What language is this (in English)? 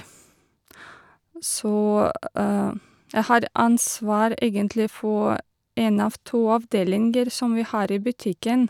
Norwegian